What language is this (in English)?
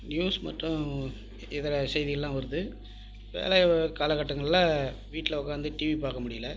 Tamil